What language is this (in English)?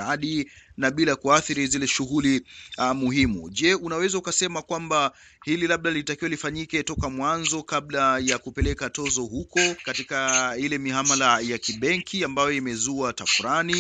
Swahili